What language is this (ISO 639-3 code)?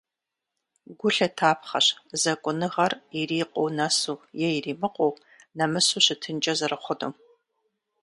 kbd